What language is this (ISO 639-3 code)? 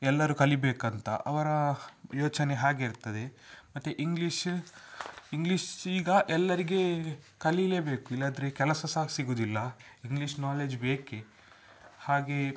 kan